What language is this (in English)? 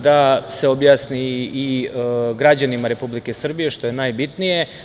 Serbian